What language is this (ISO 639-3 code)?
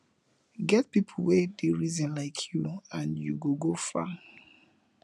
pcm